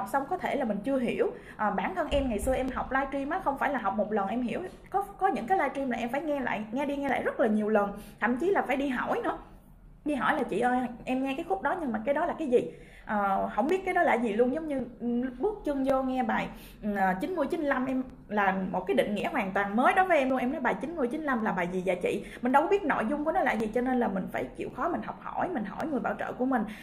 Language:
Vietnamese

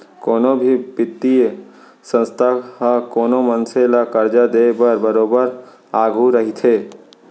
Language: Chhattisgarhi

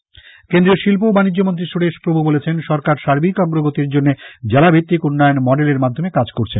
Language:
Bangla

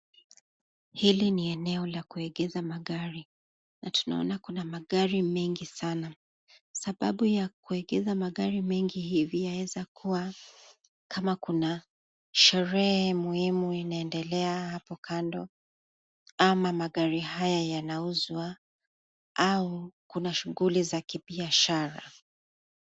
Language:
Swahili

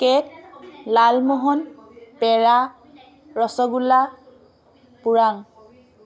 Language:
Assamese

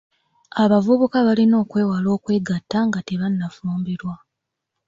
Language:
Ganda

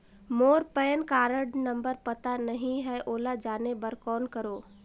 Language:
Chhattisgarhi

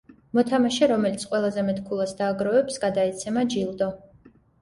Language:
Georgian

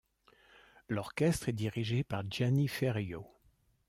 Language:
French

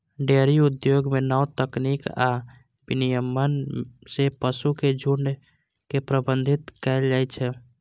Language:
Maithili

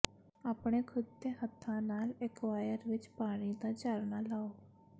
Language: Punjabi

